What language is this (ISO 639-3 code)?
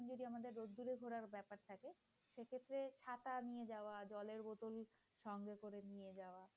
ben